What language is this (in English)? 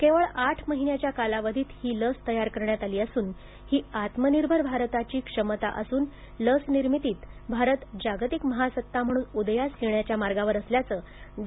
Marathi